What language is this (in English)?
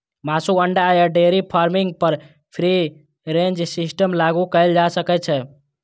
Maithili